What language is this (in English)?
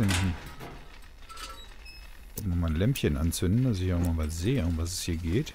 German